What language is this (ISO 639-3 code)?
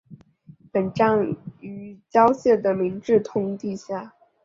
zho